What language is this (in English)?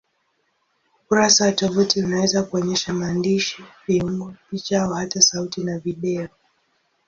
Swahili